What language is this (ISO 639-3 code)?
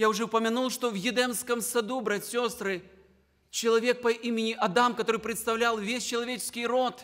rus